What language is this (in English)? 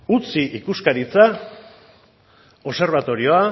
Basque